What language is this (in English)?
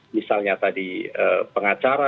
Indonesian